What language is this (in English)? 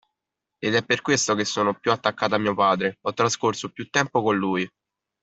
Italian